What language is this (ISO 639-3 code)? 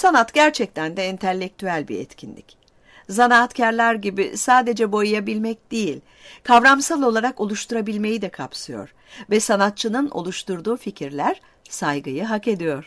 tur